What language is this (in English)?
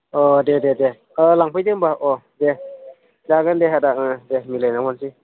Bodo